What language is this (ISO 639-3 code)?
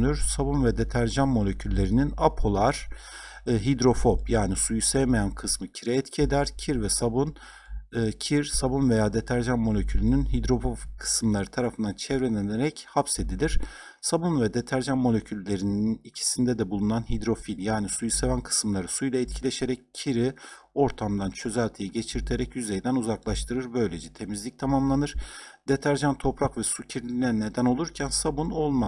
tur